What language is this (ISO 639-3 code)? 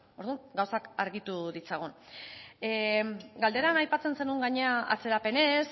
eus